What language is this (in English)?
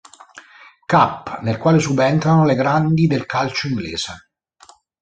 Italian